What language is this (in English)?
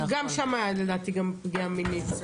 Hebrew